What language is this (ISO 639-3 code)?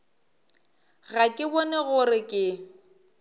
nso